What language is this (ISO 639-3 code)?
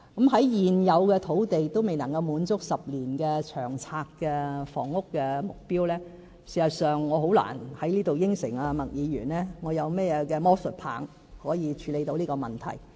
yue